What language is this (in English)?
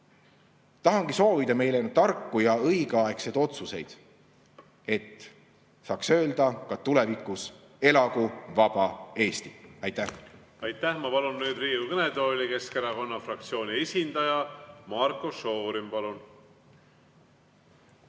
Estonian